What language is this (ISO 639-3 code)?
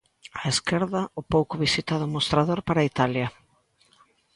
glg